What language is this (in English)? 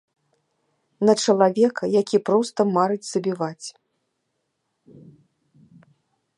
Belarusian